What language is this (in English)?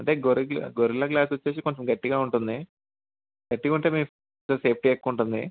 Telugu